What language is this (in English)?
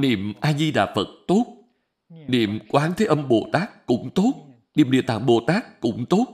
Vietnamese